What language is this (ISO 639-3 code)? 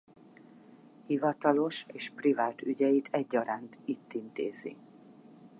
hun